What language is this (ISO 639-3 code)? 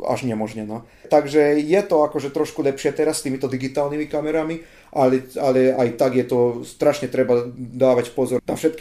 slk